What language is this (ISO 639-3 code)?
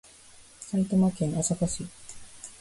jpn